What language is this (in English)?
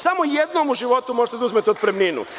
Serbian